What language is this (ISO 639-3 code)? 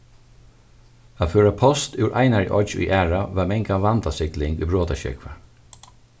fao